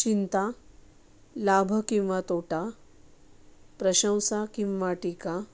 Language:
Marathi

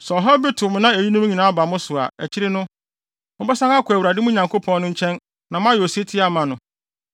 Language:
Akan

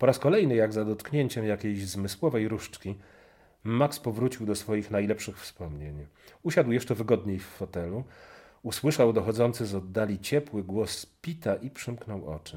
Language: Polish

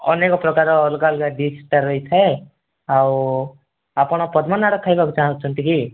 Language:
Odia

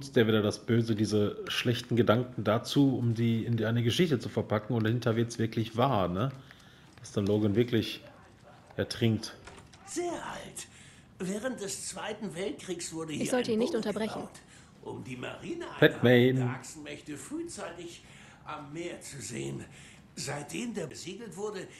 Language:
German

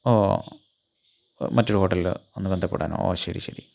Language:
Malayalam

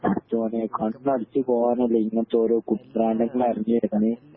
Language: Malayalam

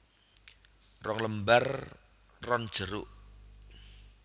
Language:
Javanese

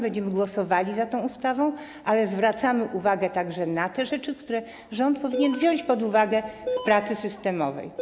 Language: Polish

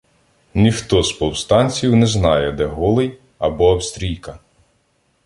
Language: Ukrainian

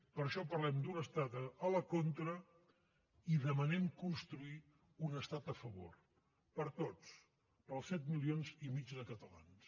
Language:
Catalan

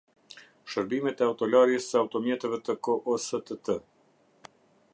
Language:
Albanian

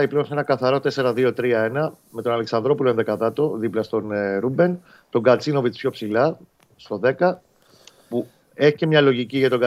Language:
Greek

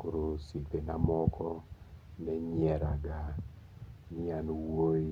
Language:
Luo (Kenya and Tanzania)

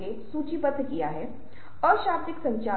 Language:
Hindi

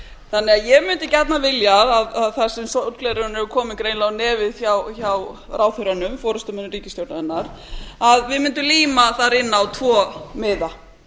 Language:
Icelandic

